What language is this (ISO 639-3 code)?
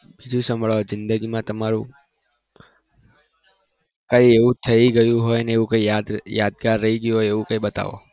guj